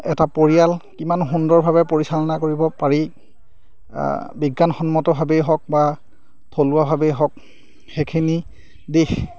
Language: Assamese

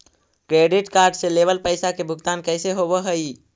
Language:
Magahi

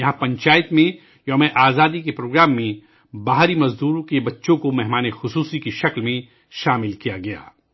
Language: Urdu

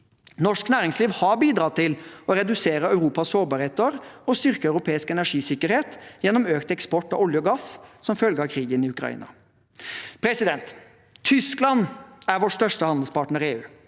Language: Norwegian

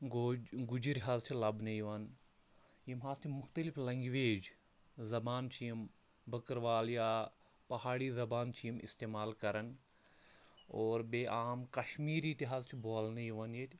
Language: Kashmiri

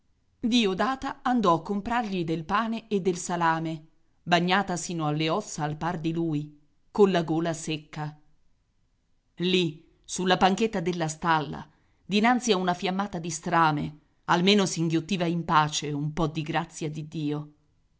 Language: Italian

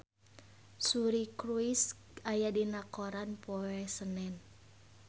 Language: Sundanese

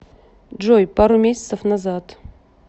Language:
Russian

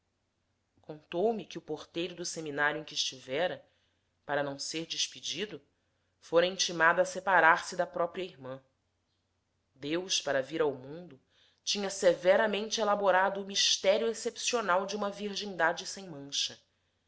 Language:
Portuguese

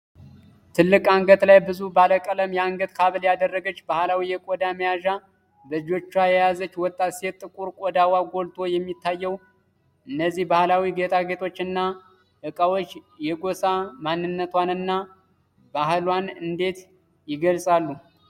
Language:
Amharic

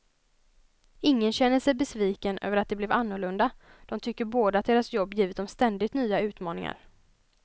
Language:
Swedish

